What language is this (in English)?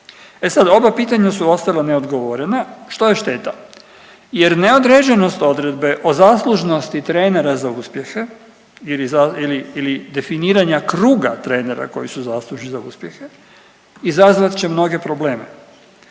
Croatian